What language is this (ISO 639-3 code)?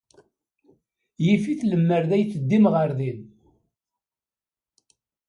kab